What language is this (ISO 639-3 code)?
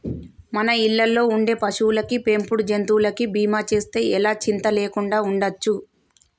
tel